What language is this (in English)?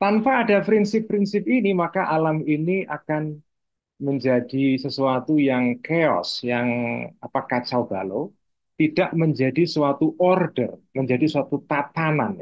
Indonesian